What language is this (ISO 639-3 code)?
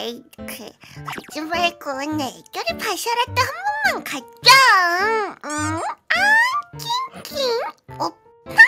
kor